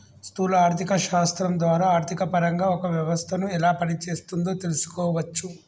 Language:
Telugu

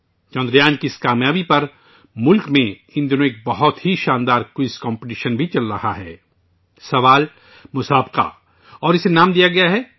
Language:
Urdu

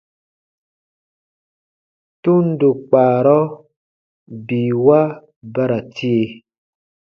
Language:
Baatonum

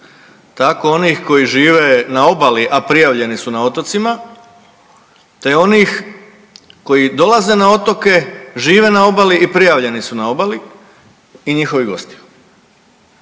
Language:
Croatian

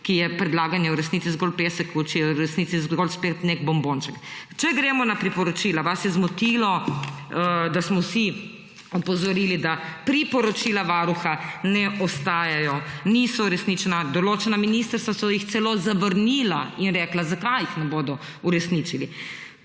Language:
Slovenian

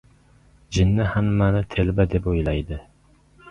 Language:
Uzbek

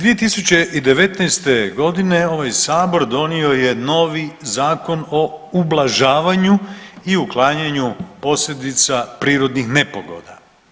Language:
Croatian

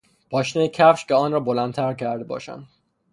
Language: Persian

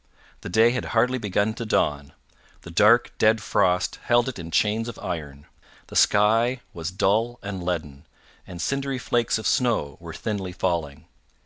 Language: English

